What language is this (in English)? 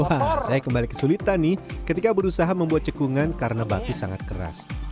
Indonesian